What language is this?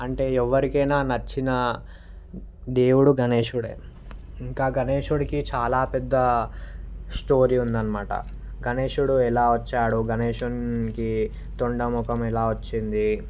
Telugu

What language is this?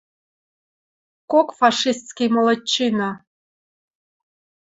Western Mari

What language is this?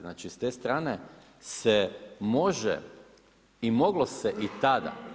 Croatian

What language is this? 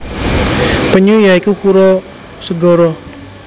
Javanese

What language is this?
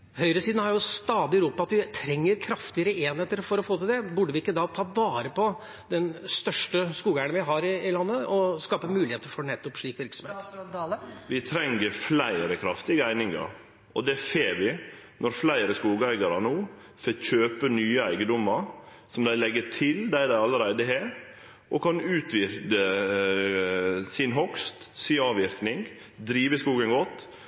Norwegian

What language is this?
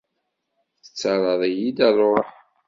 Kabyle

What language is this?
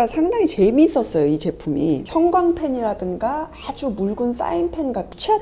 Korean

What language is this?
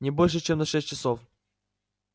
Russian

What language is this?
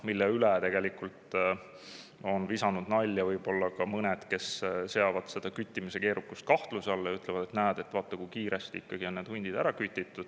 Estonian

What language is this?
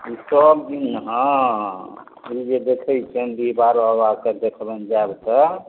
Maithili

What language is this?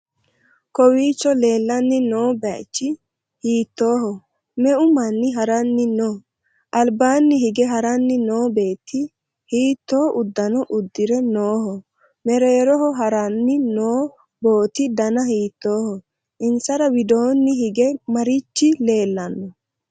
Sidamo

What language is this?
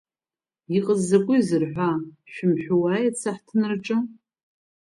Abkhazian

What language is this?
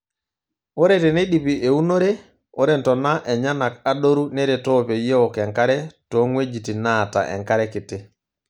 Masai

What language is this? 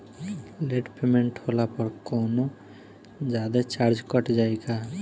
Bhojpuri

